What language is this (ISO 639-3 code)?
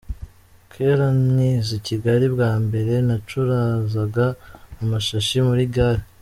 kin